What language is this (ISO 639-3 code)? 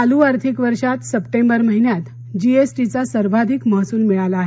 mar